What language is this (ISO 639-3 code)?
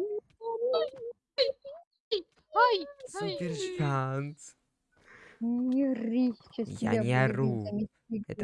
rus